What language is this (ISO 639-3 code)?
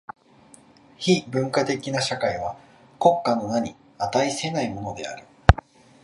jpn